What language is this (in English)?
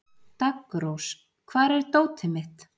Icelandic